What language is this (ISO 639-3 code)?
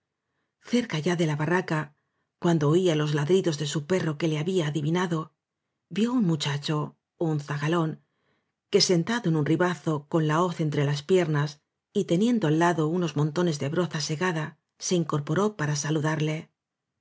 spa